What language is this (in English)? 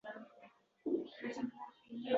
Uzbek